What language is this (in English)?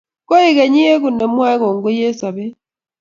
Kalenjin